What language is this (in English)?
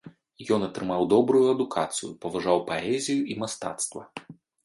Belarusian